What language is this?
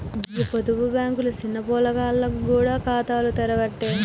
Telugu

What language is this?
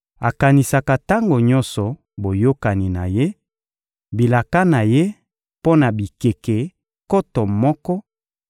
Lingala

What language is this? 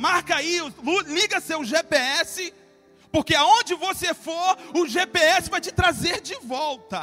Portuguese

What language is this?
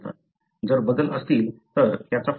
Marathi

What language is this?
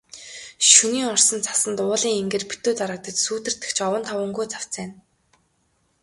Mongolian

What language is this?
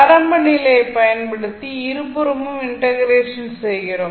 Tamil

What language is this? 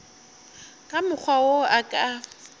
Northern Sotho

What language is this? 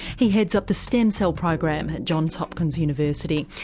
English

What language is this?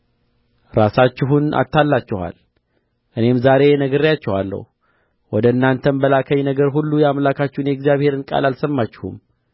Amharic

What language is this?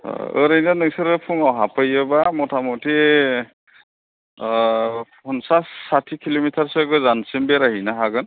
Bodo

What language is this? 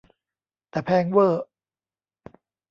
Thai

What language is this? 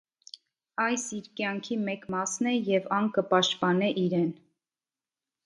Armenian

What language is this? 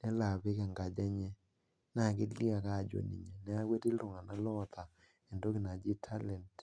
Masai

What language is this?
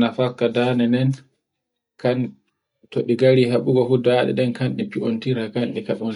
Borgu Fulfulde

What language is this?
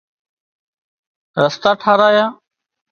Wadiyara Koli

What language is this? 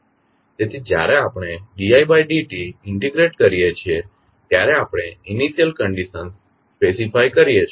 Gujarati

